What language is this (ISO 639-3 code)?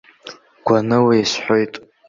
abk